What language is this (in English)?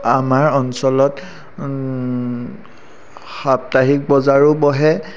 Assamese